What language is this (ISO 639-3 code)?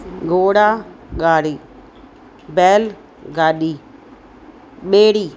snd